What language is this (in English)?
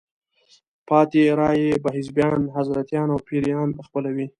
Pashto